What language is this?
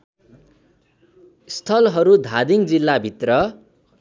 Nepali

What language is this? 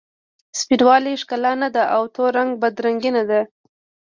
Pashto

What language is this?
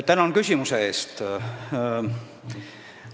Estonian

